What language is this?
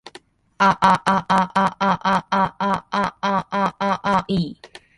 Japanese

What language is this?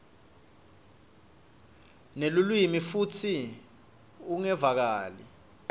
Swati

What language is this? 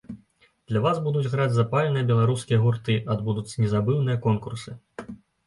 Belarusian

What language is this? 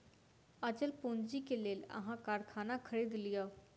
Maithili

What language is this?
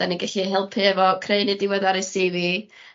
Welsh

